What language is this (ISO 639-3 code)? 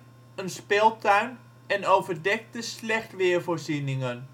nld